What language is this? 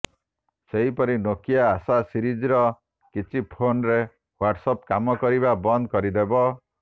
Odia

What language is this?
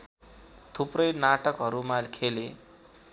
Nepali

